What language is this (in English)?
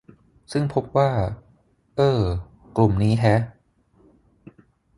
Thai